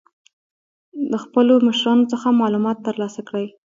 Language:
Pashto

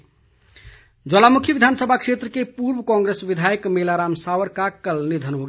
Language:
Hindi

